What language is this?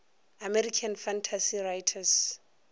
Northern Sotho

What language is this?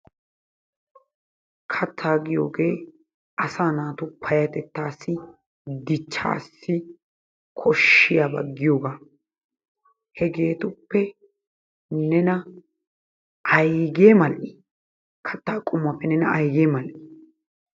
Wolaytta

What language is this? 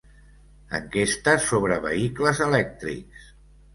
Catalan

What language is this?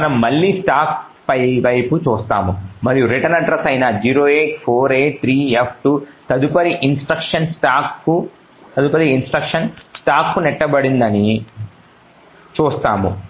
Telugu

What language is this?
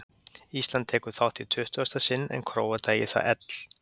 Icelandic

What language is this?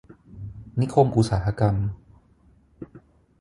Thai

